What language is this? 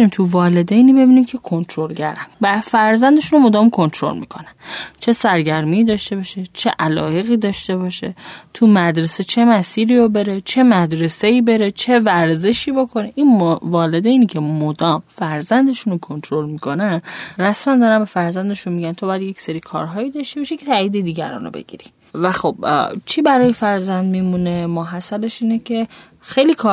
Persian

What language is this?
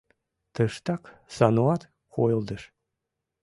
Mari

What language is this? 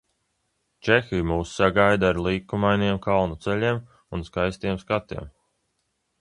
Latvian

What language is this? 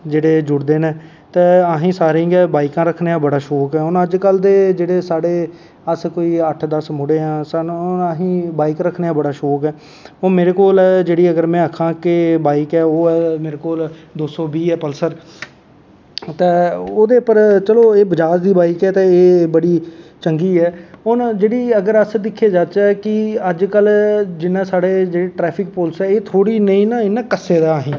Dogri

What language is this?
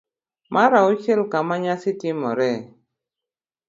Luo (Kenya and Tanzania)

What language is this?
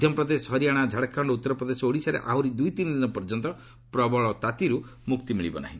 Odia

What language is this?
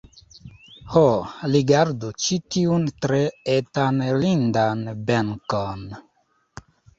Esperanto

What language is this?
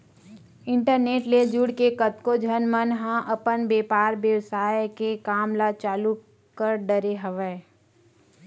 Chhattisgarhi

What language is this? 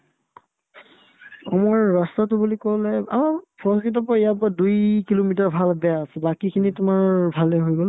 Assamese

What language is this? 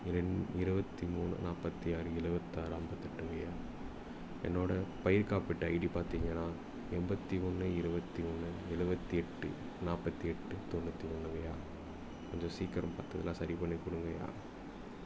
Tamil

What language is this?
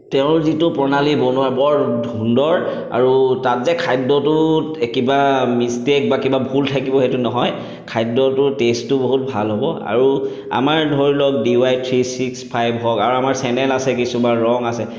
Assamese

